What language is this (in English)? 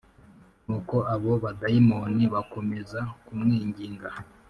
Kinyarwanda